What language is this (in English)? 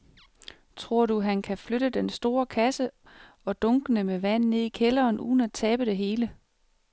Danish